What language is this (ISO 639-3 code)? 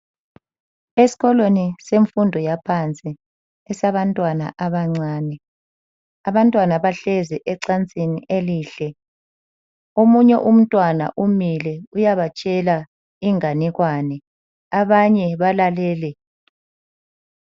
nde